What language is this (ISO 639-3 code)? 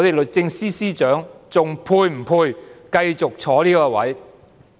yue